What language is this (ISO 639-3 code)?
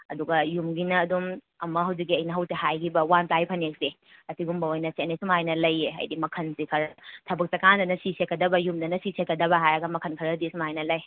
mni